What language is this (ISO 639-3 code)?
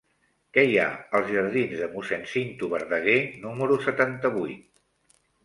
cat